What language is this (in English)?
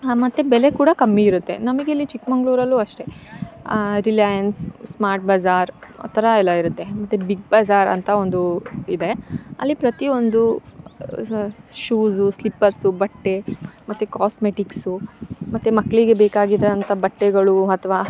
Kannada